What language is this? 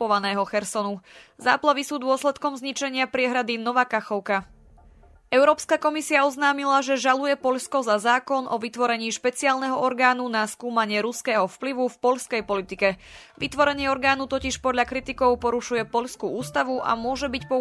Slovak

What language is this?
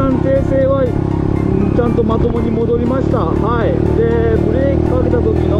Japanese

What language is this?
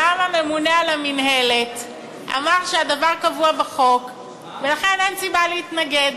Hebrew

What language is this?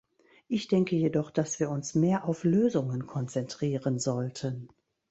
German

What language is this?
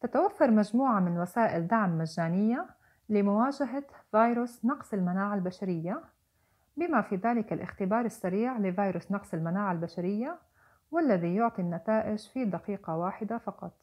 Arabic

